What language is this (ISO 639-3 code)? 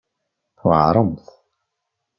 kab